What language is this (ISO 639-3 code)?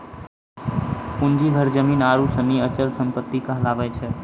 mai